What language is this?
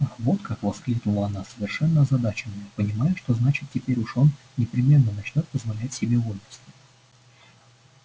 Russian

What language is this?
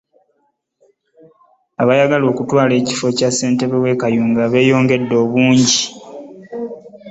Ganda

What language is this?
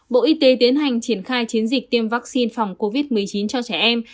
Vietnamese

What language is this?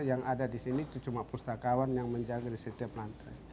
Indonesian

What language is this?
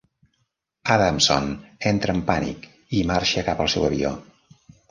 Catalan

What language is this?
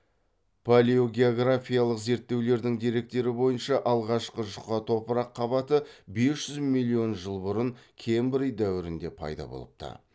Kazakh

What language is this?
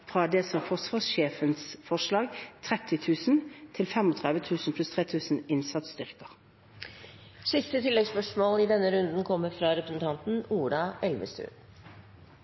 Norwegian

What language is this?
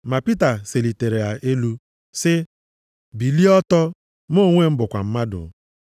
Igbo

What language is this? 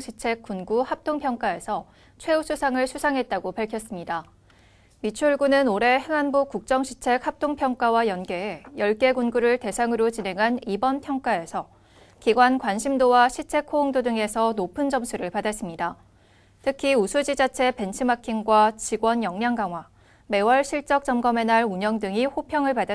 Korean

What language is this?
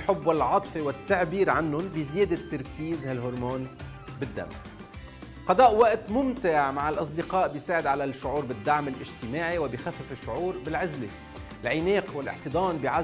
Arabic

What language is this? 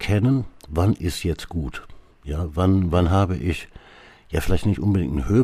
German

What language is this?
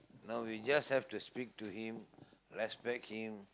English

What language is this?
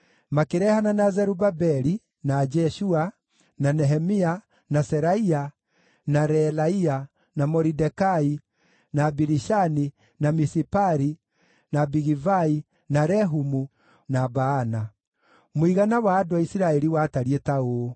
Kikuyu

